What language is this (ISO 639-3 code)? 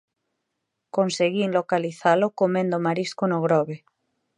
glg